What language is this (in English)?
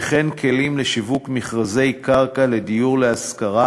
Hebrew